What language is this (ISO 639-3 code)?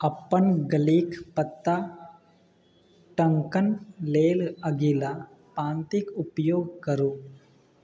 mai